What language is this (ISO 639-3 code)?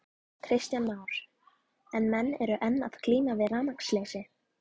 isl